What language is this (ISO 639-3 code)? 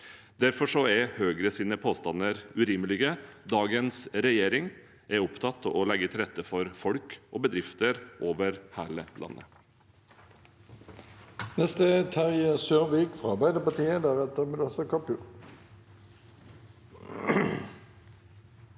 nor